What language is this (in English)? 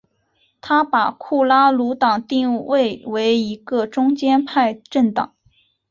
Chinese